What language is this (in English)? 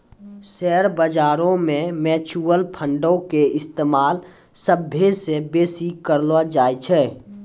Maithili